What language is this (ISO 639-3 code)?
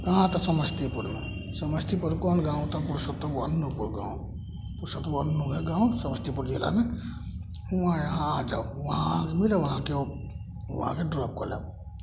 mai